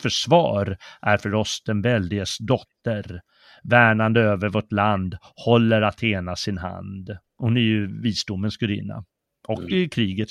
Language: Swedish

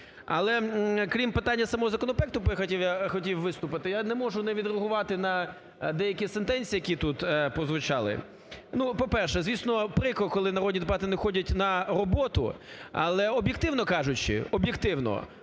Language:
Ukrainian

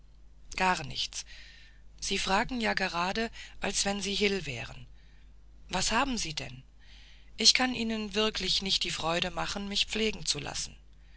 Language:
German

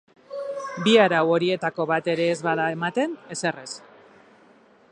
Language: Basque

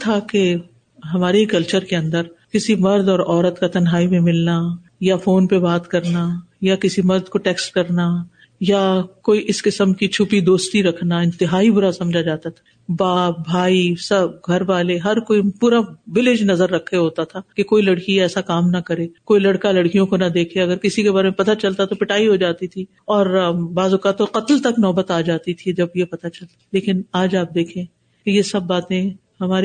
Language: Urdu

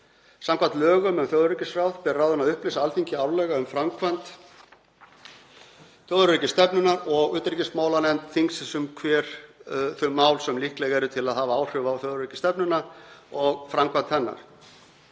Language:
Icelandic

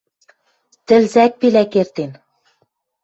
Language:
Western Mari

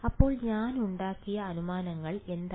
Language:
Malayalam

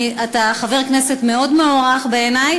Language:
Hebrew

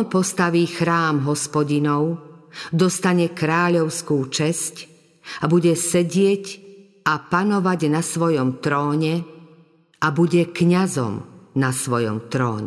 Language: Slovak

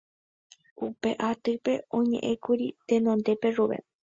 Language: Guarani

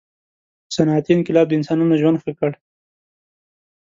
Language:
Pashto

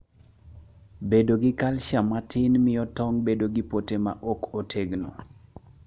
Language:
Luo (Kenya and Tanzania)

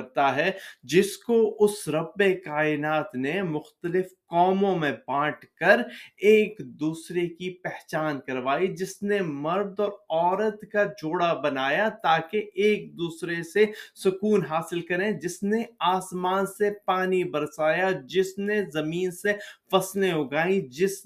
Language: Urdu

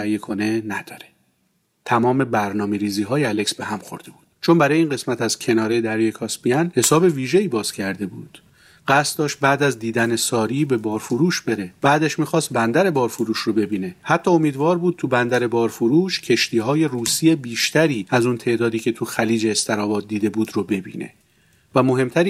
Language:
Persian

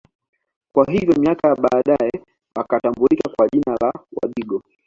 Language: Swahili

